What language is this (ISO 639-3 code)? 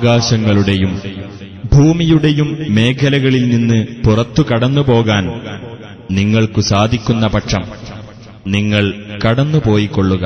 mal